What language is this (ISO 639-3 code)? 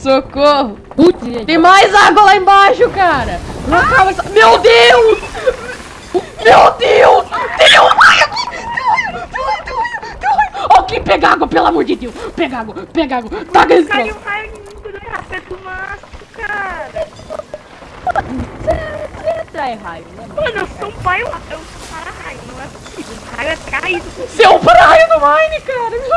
por